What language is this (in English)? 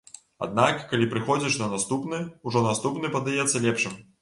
Belarusian